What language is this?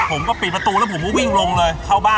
Thai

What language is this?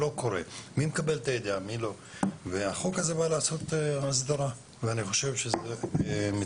Hebrew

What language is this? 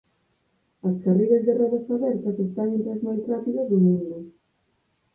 Galician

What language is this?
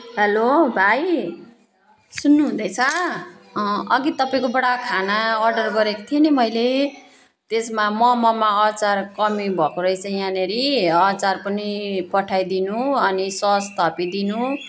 Nepali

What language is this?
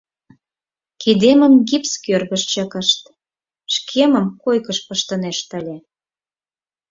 Mari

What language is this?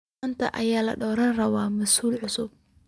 Somali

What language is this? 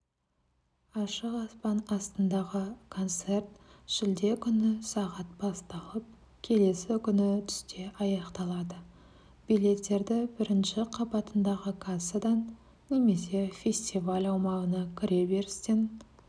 Kazakh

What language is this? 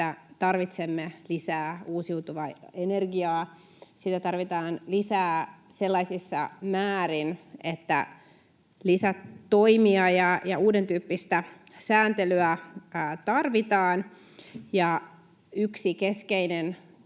Finnish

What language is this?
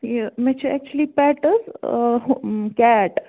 Kashmiri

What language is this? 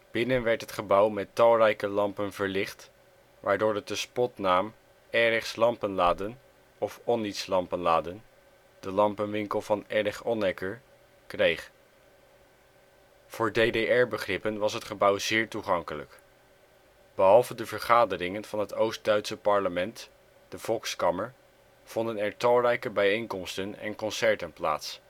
Dutch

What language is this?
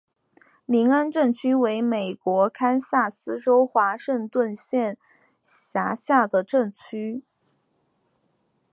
Chinese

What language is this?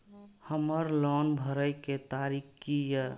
Maithili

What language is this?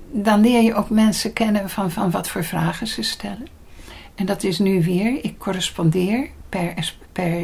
Dutch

